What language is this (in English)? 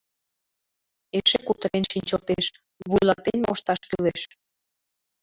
Mari